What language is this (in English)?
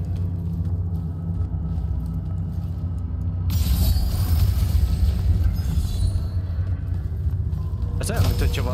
Hungarian